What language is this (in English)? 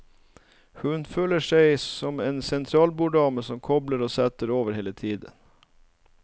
Norwegian